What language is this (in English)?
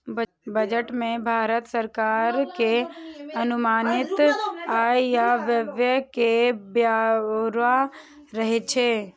Maithili